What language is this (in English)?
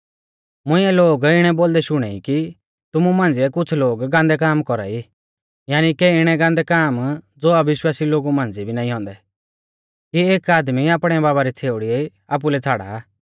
Mahasu Pahari